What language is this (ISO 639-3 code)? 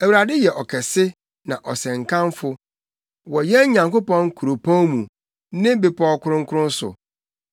aka